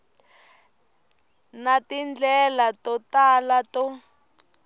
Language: Tsonga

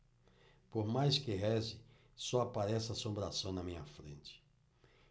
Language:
Portuguese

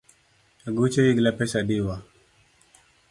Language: Luo (Kenya and Tanzania)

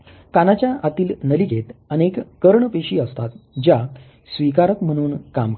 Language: Marathi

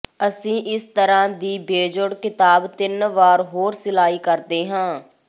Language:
Punjabi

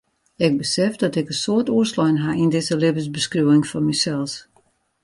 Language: Western Frisian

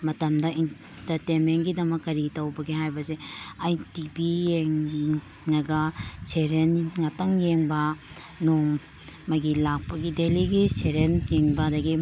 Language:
Manipuri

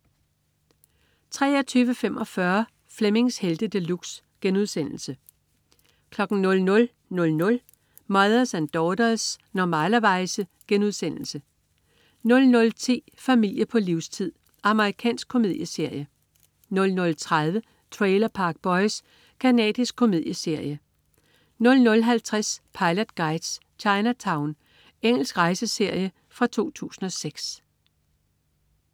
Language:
Danish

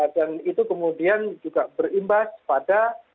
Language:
Indonesian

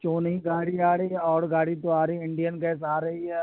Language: Urdu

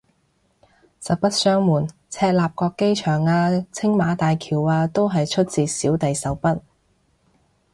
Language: Cantonese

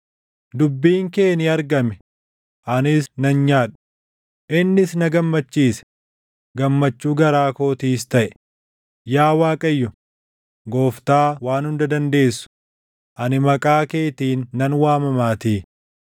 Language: Oromo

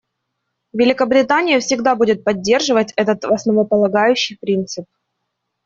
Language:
Russian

